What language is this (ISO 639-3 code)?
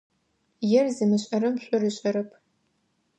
ady